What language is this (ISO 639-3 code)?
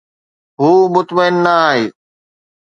snd